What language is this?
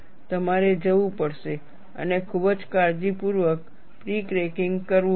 Gujarati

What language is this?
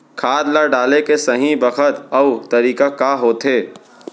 Chhattisgarhi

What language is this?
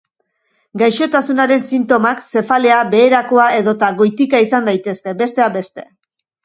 Basque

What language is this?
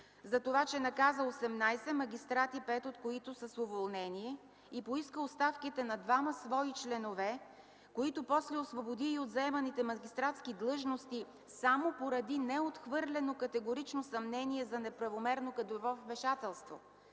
Bulgarian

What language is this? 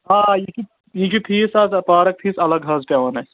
Kashmiri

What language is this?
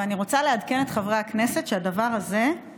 Hebrew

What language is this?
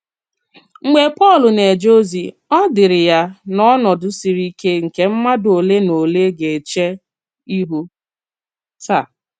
Igbo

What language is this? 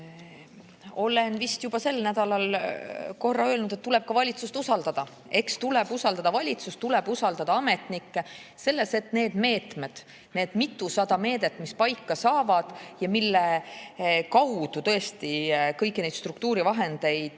Estonian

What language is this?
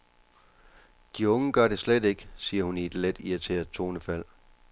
Danish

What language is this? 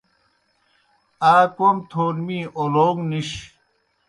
Kohistani Shina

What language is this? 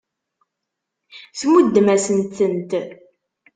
Kabyle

